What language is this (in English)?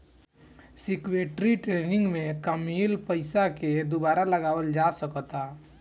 Bhojpuri